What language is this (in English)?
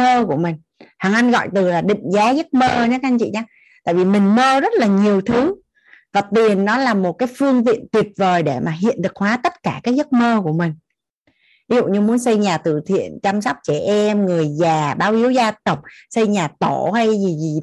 Vietnamese